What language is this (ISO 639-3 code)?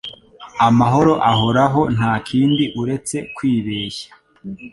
kin